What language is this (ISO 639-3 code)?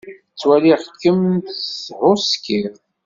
kab